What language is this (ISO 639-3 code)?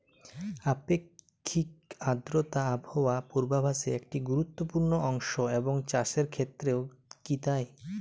ben